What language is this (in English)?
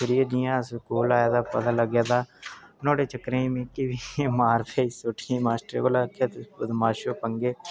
Dogri